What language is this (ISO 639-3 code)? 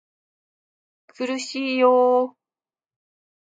jpn